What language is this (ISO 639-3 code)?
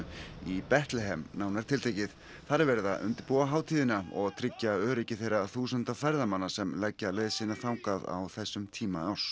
isl